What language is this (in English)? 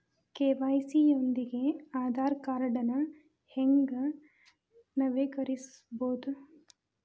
Kannada